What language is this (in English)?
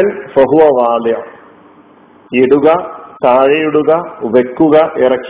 Malayalam